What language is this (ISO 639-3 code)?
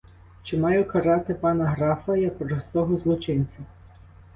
ukr